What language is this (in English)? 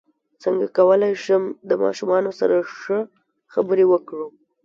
Pashto